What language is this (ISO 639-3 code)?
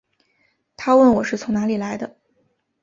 zho